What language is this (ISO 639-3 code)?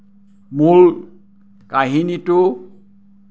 asm